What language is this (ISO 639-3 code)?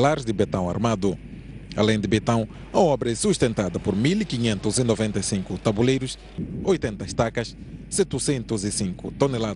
por